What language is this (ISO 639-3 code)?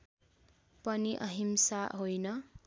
nep